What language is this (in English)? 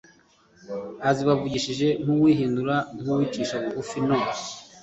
Kinyarwanda